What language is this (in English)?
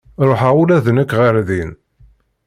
Kabyle